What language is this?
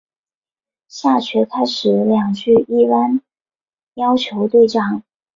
Chinese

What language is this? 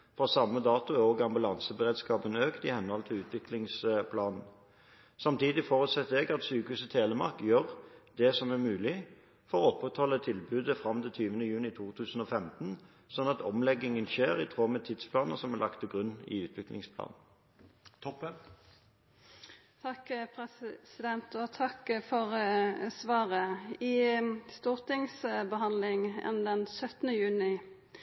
Norwegian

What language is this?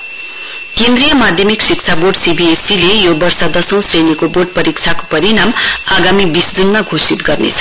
Nepali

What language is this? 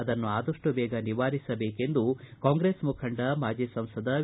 Kannada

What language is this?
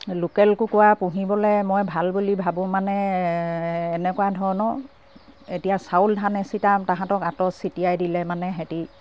Assamese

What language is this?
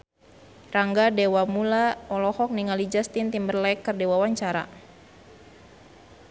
Sundanese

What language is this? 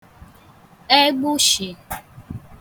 Igbo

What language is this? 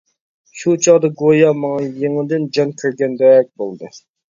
Uyghur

